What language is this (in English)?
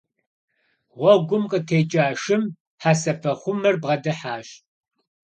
Kabardian